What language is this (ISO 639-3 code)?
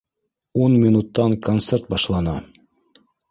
bak